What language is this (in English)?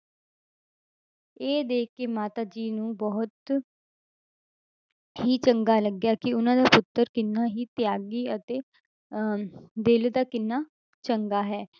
Punjabi